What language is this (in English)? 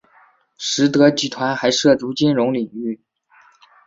Chinese